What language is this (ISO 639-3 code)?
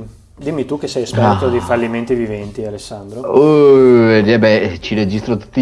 ita